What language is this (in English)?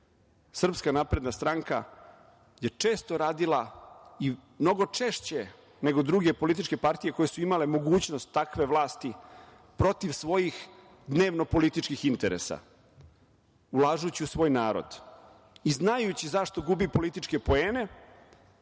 Serbian